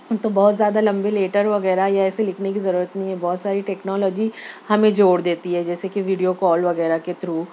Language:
Urdu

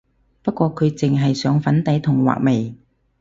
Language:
Cantonese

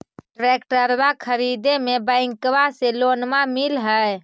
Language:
Magahi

